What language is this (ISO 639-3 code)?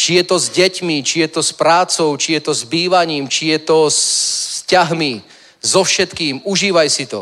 ces